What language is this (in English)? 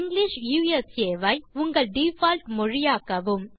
Tamil